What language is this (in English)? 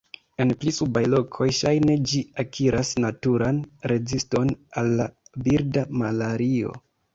Esperanto